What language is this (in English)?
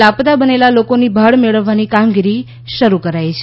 Gujarati